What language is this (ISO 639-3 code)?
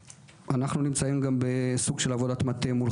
heb